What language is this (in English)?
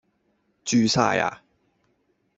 Cantonese